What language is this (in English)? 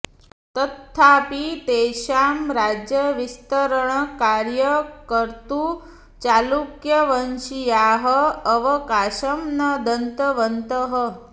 Sanskrit